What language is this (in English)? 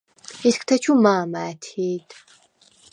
Svan